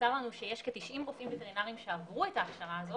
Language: Hebrew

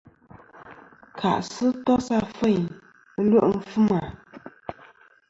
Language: Kom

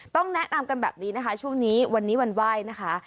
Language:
Thai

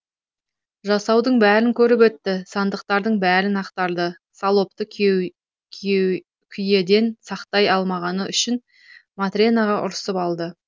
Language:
Kazakh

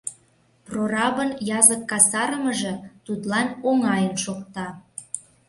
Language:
Mari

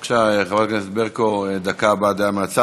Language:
Hebrew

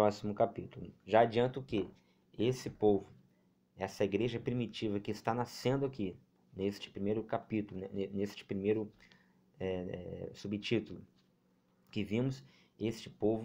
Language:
Portuguese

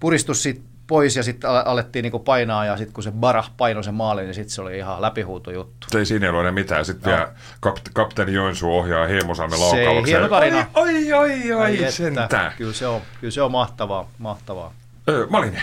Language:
Finnish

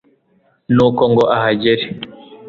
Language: Kinyarwanda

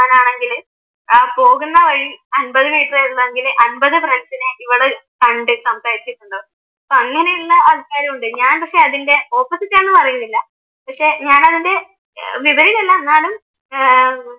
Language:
Malayalam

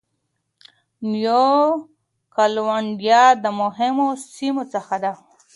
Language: Pashto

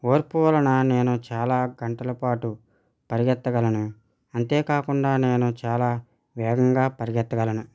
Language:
Telugu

